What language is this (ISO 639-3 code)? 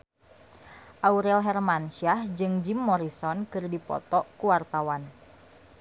sun